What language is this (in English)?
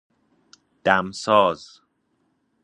Persian